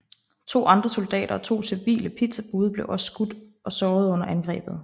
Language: Danish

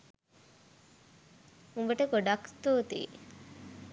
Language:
Sinhala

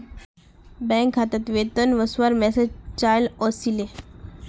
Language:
Magahi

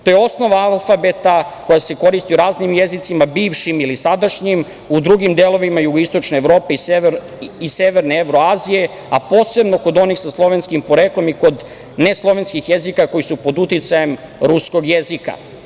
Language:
Serbian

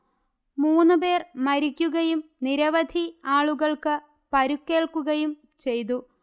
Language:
Malayalam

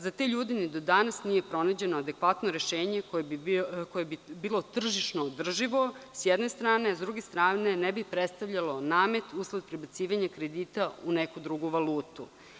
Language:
Serbian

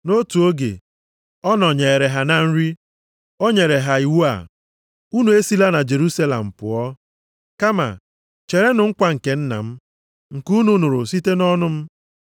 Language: Igbo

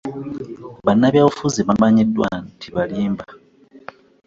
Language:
Ganda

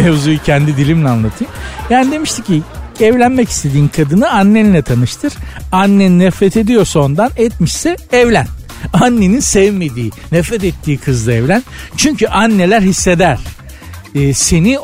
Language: Turkish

